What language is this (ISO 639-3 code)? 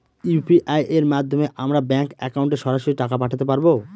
ben